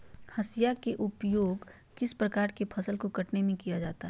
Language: Magahi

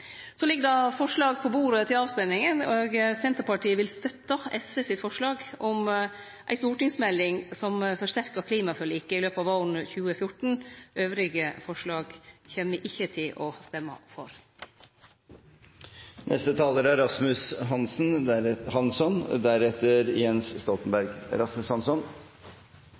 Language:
Norwegian Nynorsk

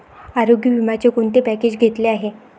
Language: Marathi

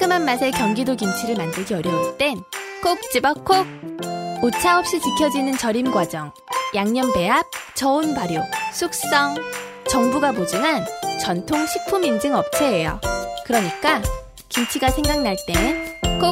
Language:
Korean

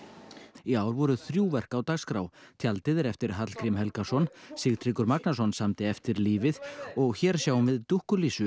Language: Icelandic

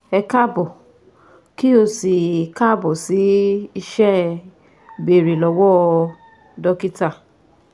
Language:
Yoruba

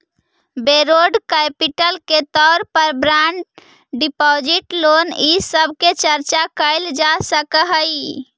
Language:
Magahi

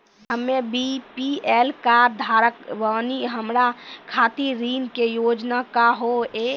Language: Maithili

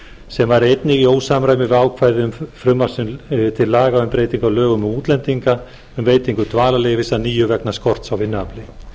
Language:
Icelandic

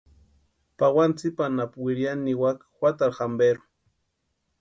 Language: Western Highland Purepecha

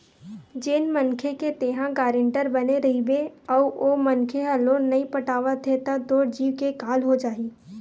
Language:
Chhattisgarhi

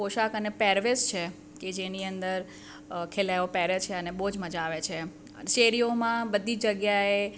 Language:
Gujarati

